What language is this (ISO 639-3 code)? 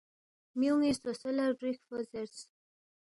bft